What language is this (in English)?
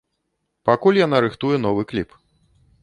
Belarusian